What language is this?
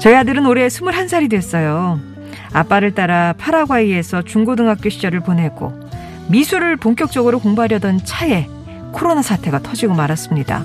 Korean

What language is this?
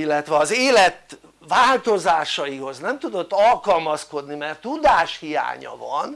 Hungarian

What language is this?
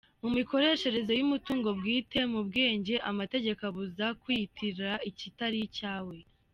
Kinyarwanda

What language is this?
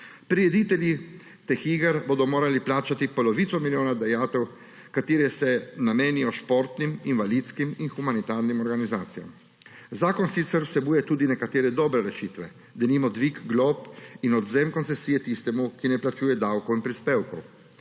Slovenian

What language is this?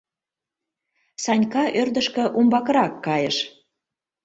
Mari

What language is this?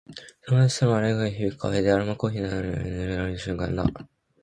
Japanese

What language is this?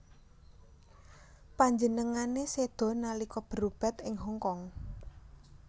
Javanese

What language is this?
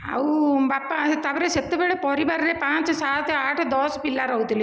Odia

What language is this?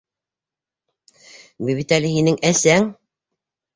Bashkir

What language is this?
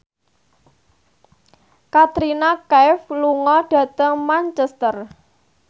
Javanese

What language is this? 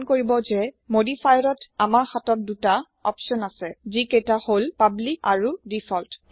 Assamese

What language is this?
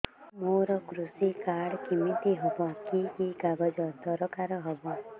Odia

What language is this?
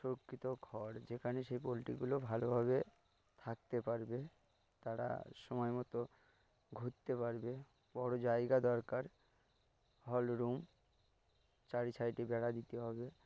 Bangla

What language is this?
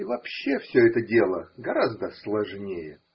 Russian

